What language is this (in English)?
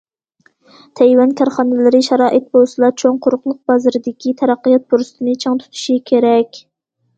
Uyghur